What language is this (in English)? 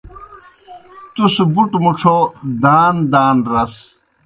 Kohistani Shina